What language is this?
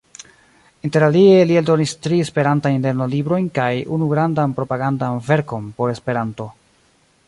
Esperanto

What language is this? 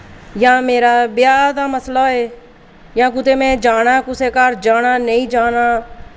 Dogri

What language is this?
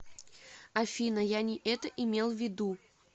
Russian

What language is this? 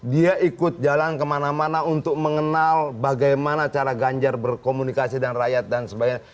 Indonesian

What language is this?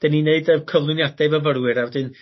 Welsh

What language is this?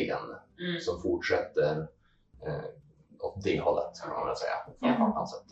Swedish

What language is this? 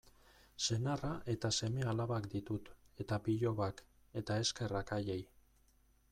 Basque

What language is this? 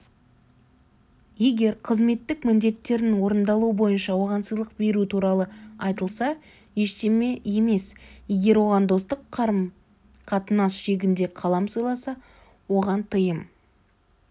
Kazakh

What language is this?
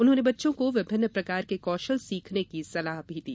Hindi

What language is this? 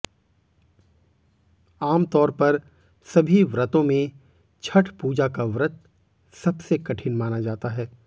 Hindi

